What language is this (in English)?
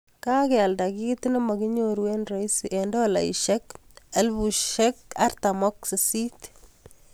Kalenjin